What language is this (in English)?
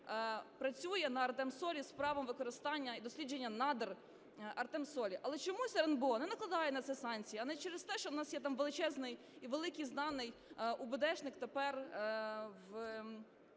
Ukrainian